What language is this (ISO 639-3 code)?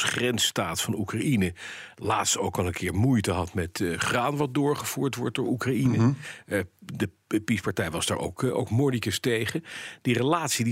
nld